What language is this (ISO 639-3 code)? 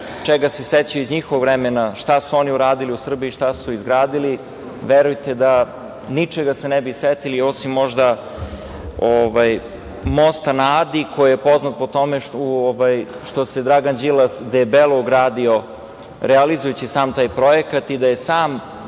srp